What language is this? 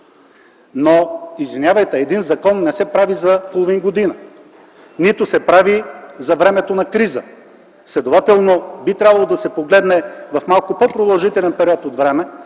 Bulgarian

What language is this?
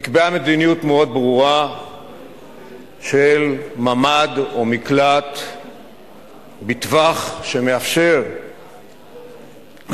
Hebrew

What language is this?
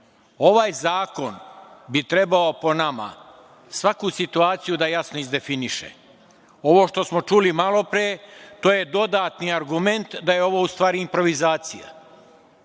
Serbian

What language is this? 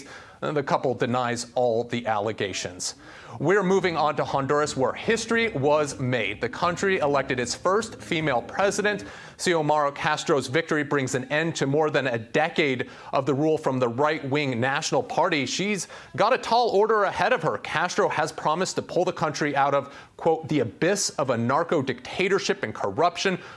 English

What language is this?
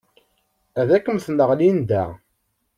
Kabyle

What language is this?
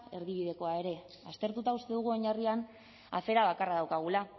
Basque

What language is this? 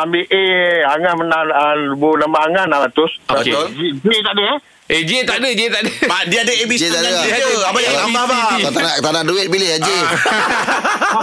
Malay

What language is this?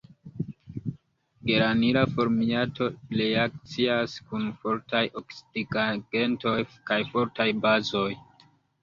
Esperanto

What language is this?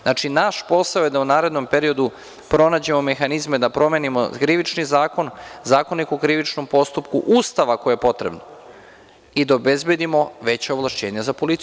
Serbian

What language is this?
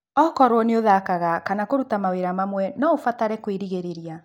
Kikuyu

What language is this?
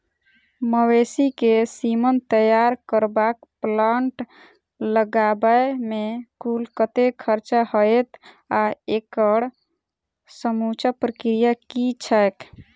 Maithili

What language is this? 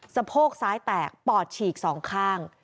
Thai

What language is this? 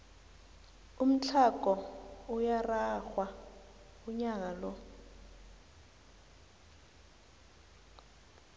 South Ndebele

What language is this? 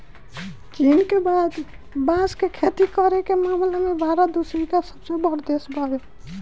Bhojpuri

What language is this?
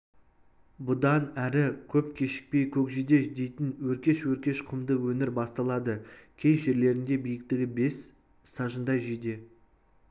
Kazakh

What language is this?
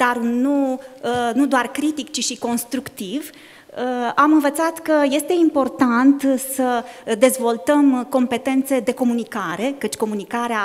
Romanian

